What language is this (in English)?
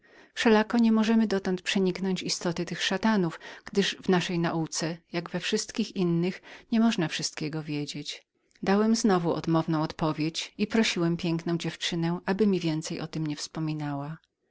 Polish